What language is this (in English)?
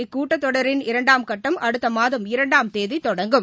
Tamil